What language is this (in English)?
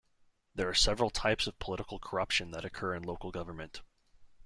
English